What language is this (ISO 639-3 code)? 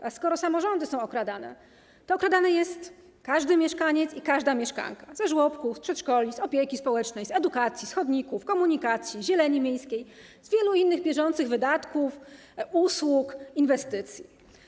pol